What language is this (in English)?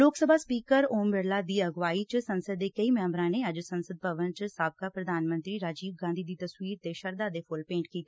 Punjabi